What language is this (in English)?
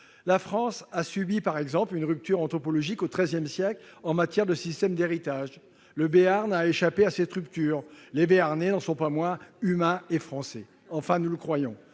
French